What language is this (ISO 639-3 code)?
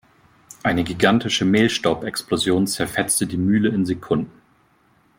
deu